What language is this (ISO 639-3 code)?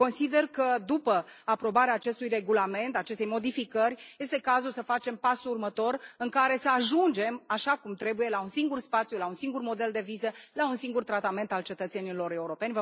ron